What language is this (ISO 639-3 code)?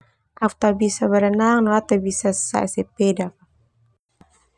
twu